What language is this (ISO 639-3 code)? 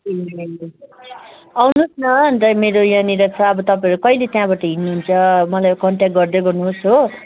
nep